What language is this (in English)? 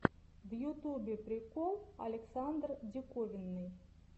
Russian